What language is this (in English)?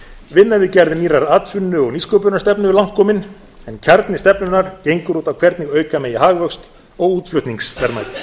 Icelandic